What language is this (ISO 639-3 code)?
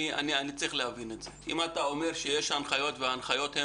heb